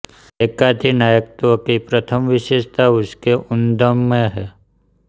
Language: Hindi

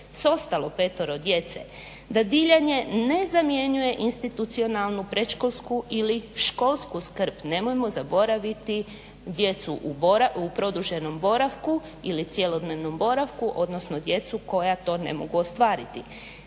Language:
Croatian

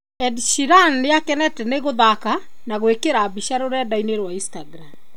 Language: Kikuyu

